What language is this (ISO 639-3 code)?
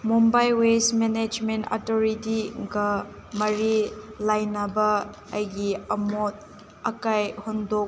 mni